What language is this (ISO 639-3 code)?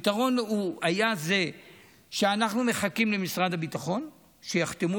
heb